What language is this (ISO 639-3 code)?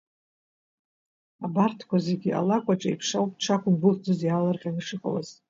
abk